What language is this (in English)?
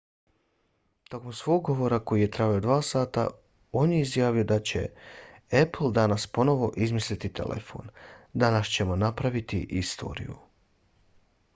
Bosnian